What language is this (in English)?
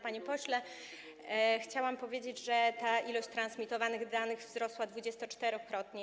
Polish